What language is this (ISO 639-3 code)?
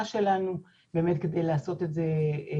heb